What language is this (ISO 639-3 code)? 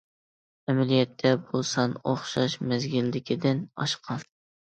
uig